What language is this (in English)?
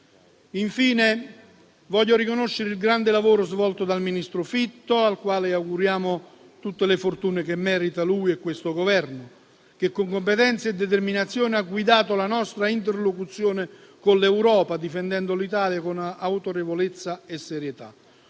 Italian